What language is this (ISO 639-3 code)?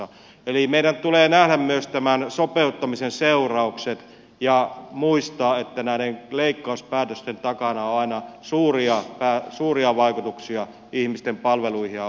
fin